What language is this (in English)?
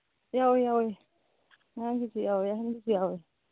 Manipuri